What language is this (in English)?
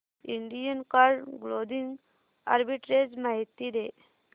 Marathi